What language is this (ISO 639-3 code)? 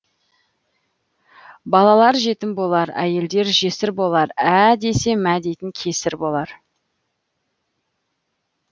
kaz